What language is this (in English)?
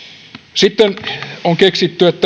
Finnish